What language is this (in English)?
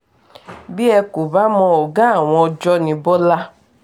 Yoruba